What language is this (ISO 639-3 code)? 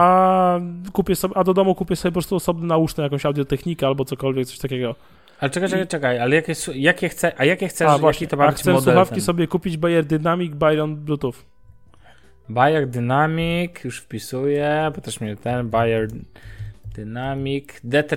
pol